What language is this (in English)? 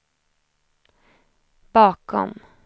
Swedish